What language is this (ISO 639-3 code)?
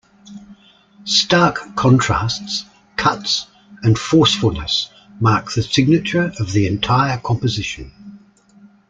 eng